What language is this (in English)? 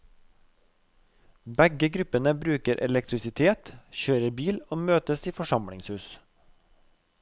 Norwegian